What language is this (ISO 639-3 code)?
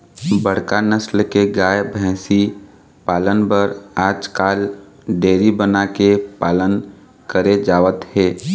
hne